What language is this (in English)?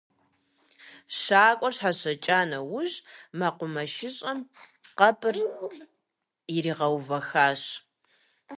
Kabardian